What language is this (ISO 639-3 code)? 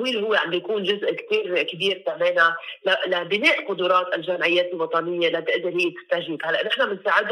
ara